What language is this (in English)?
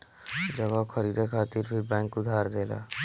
Bhojpuri